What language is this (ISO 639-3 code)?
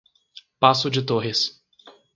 por